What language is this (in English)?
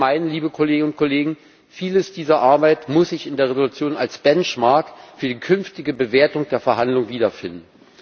German